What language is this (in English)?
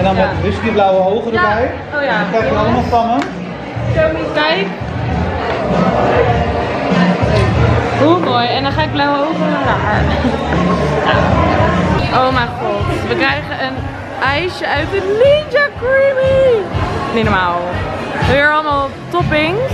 Dutch